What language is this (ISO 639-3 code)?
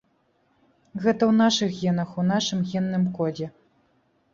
bel